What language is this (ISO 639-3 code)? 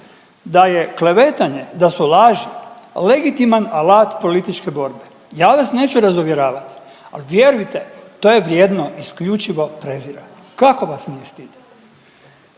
hrv